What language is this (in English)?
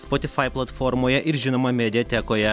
Lithuanian